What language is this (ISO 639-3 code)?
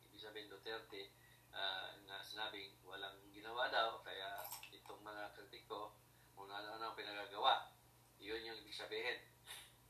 fil